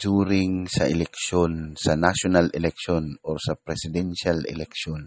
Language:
Filipino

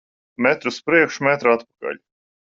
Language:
Latvian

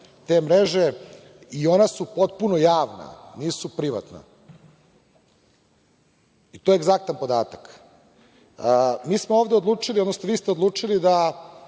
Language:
Serbian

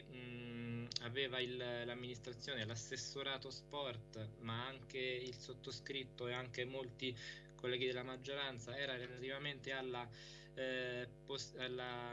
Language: Italian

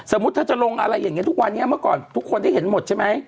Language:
Thai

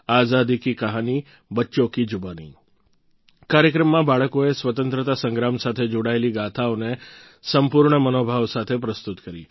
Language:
Gujarati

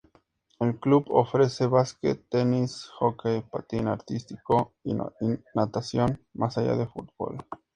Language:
Spanish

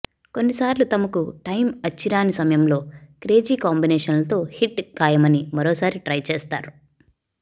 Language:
Telugu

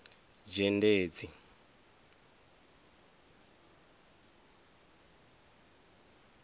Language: Venda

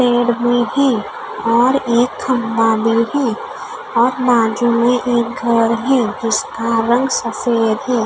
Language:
Hindi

